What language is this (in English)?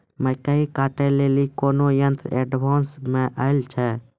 Maithili